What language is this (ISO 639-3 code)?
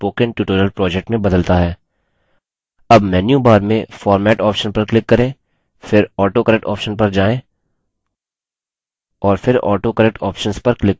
hin